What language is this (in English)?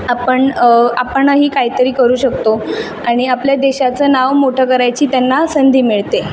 Marathi